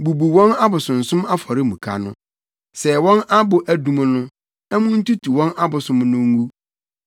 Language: Akan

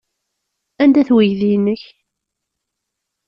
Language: Kabyle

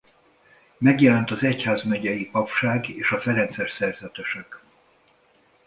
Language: Hungarian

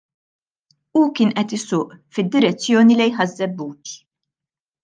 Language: Maltese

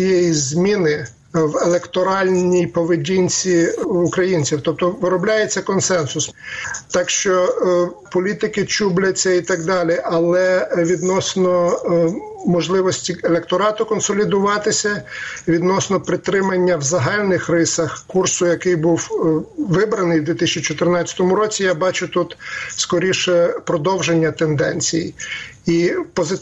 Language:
Ukrainian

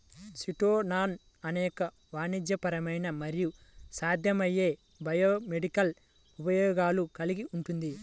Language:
Telugu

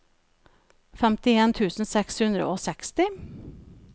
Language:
Norwegian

